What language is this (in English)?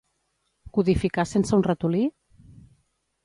Catalan